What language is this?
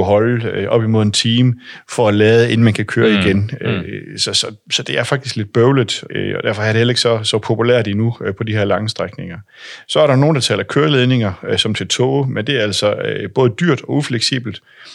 Danish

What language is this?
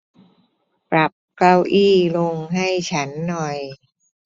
Thai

